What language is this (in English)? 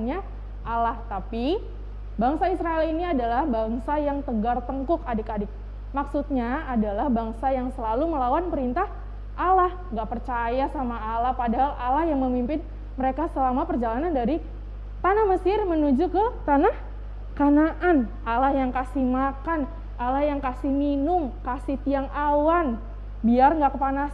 Indonesian